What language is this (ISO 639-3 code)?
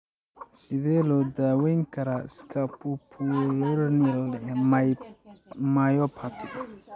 som